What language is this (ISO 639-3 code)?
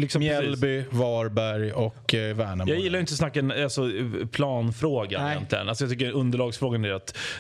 swe